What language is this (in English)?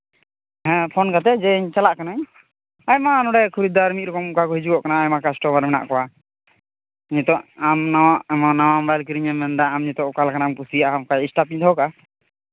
Santali